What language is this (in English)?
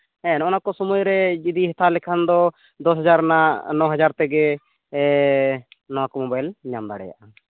Santali